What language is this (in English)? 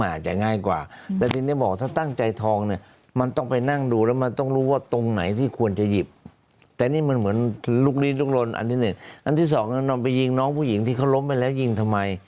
Thai